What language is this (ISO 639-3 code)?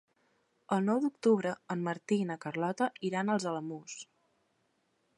cat